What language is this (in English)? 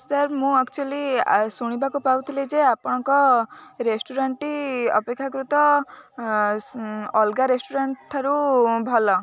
Odia